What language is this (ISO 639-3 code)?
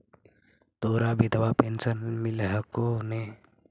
mag